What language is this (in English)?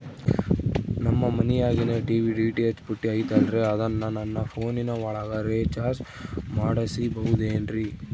Kannada